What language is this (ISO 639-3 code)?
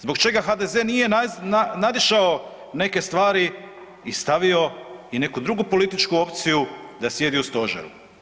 hrv